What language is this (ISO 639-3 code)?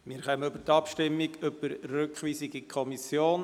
gsw